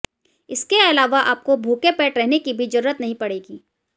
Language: Hindi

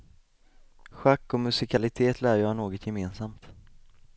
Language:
Swedish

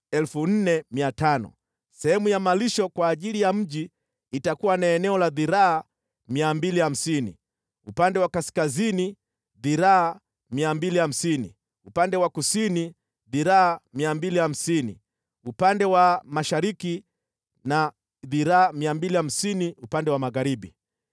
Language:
Swahili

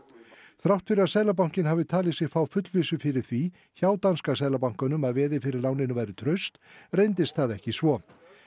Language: Icelandic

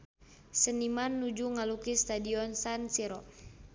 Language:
Sundanese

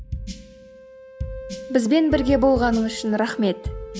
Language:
Kazakh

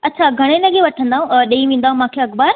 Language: Sindhi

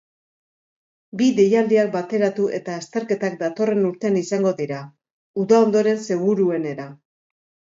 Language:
Basque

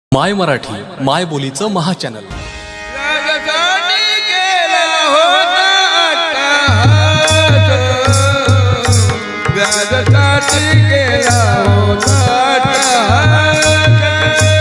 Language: Marathi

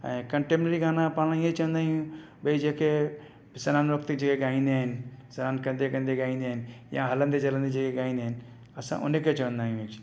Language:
Sindhi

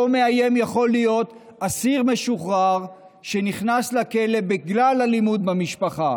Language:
Hebrew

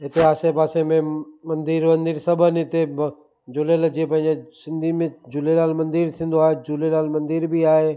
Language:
Sindhi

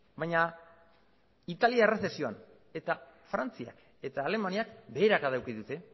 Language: Basque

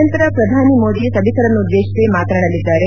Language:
Kannada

